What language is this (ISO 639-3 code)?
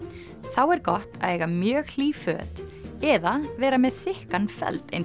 isl